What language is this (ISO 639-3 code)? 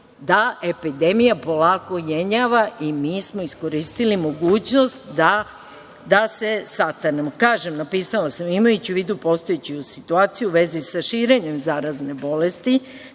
srp